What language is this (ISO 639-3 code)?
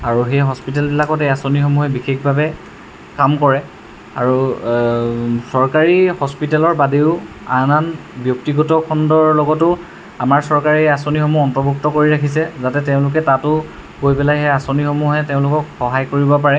asm